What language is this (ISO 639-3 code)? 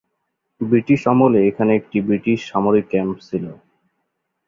ben